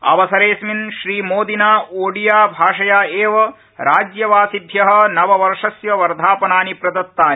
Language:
Sanskrit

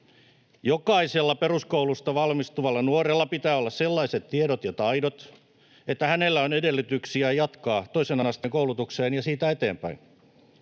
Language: Finnish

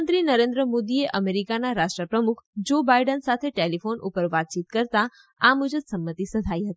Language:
Gujarati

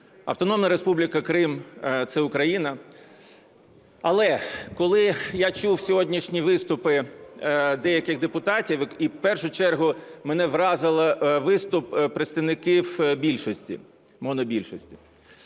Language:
Ukrainian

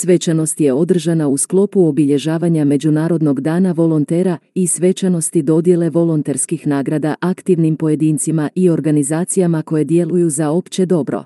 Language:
Croatian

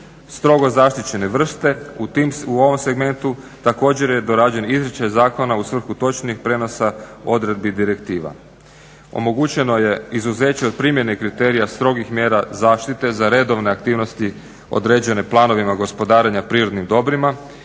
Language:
Croatian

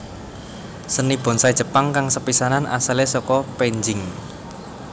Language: Javanese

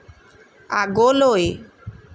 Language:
Assamese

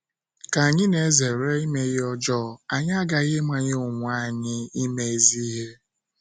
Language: Igbo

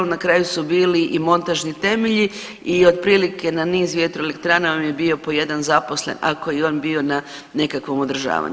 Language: Croatian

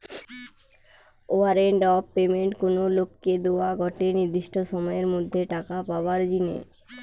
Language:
Bangla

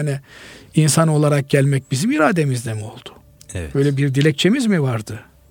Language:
Turkish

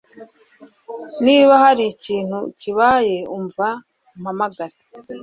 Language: Kinyarwanda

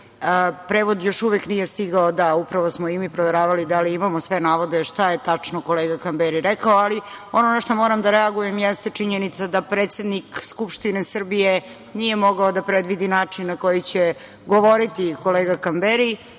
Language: Serbian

